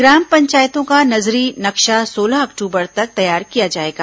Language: Hindi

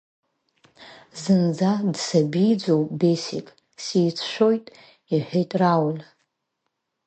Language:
Abkhazian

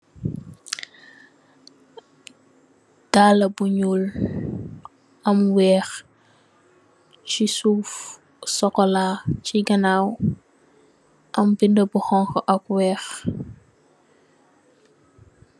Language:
Wolof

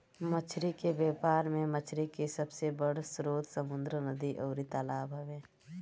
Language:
Bhojpuri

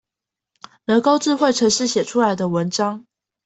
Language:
Chinese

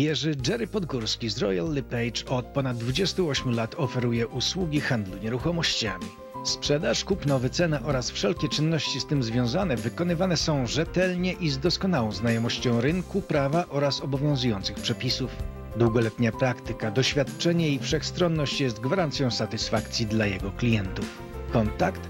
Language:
Polish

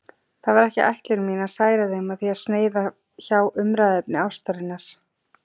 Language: Icelandic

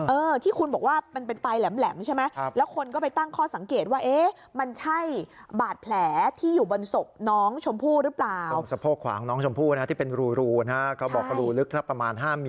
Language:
Thai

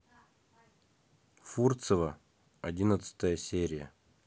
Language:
Russian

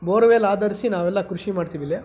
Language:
Kannada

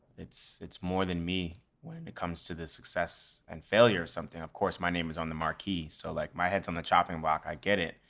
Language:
English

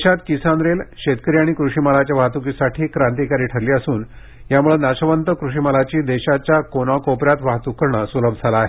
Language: Marathi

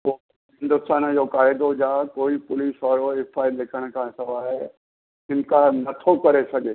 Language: Sindhi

